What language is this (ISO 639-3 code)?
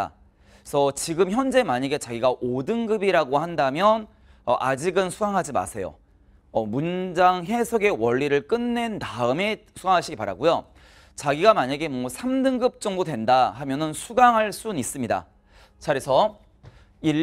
kor